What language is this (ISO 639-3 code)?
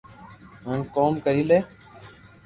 lrk